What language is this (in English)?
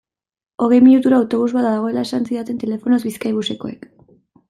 Basque